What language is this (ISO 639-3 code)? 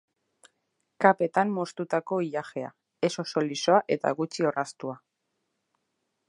eus